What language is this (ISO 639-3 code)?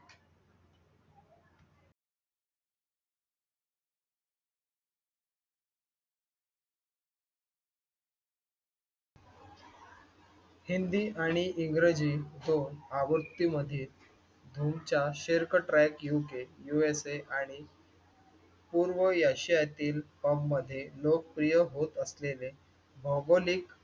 mar